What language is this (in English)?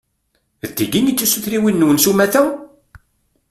Kabyle